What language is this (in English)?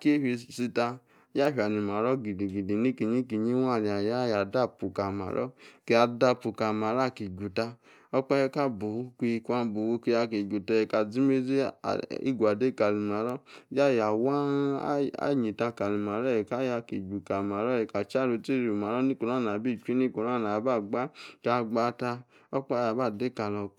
Yace